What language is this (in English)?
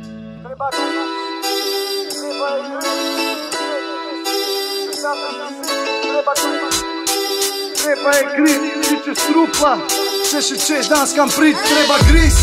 Romanian